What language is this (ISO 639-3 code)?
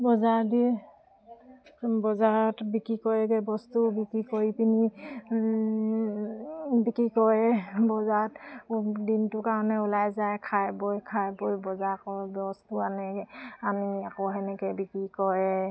asm